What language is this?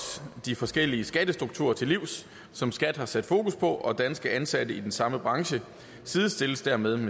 Danish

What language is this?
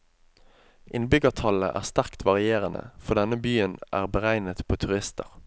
Norwegian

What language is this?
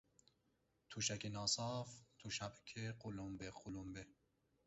Persian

